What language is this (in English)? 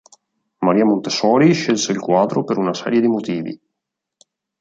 Italian